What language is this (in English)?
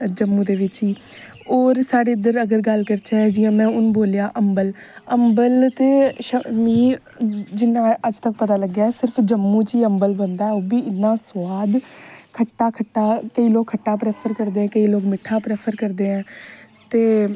Dogri